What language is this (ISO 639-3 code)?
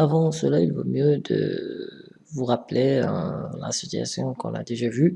fra